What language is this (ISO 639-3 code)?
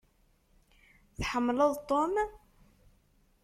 kab